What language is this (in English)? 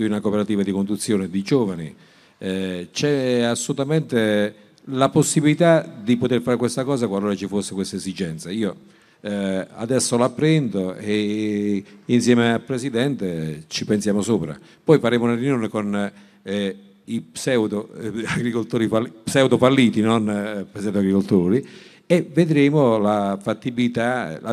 Italian